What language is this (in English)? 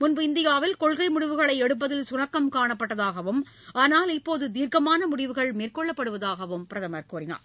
Tamil